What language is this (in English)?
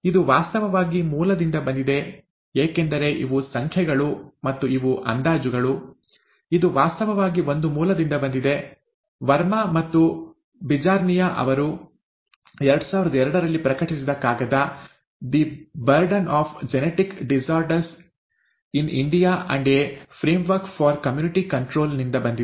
Kannada